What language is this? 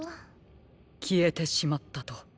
Japanese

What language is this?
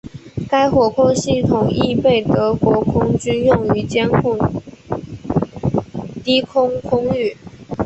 Chinese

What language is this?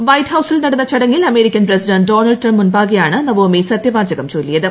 Malayalam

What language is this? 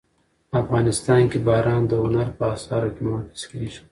Pashto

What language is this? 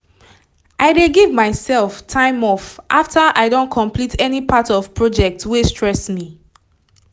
Nigerian Pidgin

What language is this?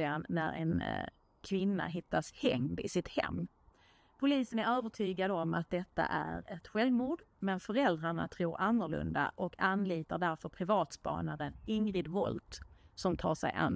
Swedish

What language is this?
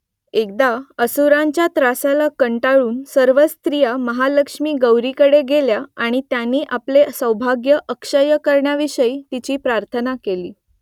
Marathi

